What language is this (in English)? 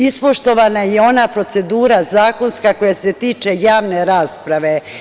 Serbian